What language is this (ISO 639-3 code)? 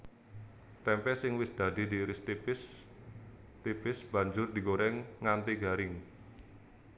jav